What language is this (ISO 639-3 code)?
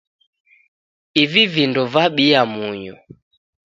dav